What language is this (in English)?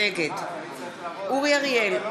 Hebrew